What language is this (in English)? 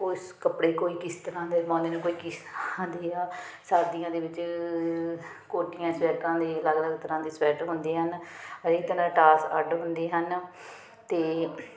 Punjabi